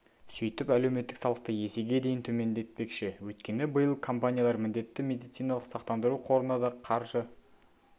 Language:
Kazakh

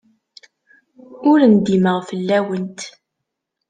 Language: Kabyle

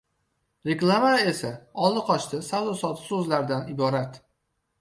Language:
Uzbek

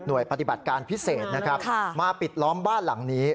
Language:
Thai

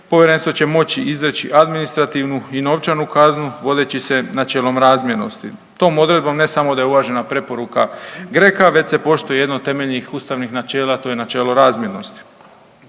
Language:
Croatian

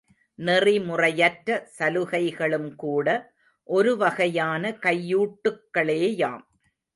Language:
Tamil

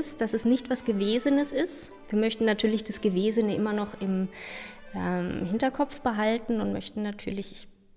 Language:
German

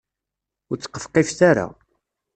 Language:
Kabyle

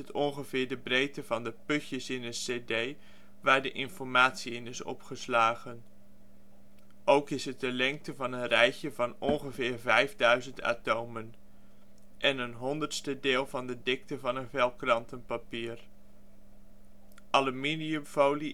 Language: Dutch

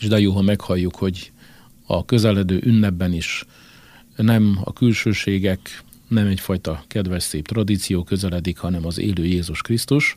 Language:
Hungarian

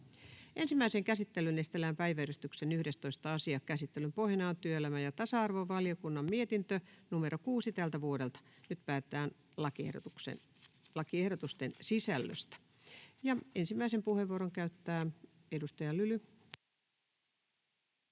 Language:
Finnish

